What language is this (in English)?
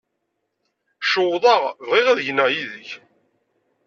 Kabyle